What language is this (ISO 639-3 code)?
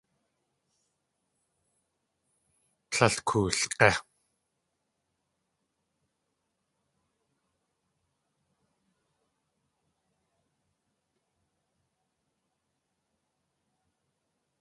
tli